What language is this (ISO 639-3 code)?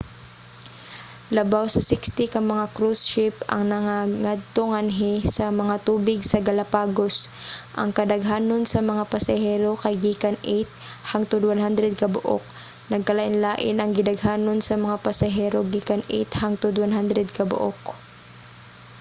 ceb